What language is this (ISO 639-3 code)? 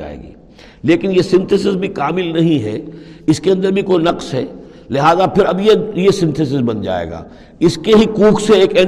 urd